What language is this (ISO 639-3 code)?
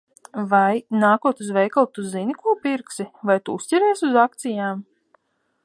lav